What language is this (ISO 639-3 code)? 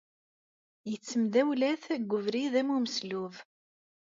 kab